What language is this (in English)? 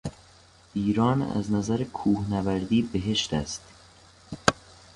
Persian